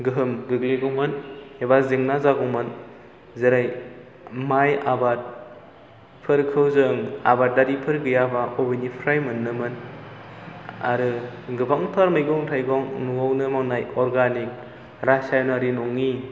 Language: Bodo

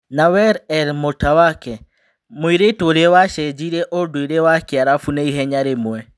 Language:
Kikuyu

